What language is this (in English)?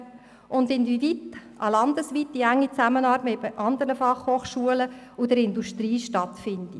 Swiss German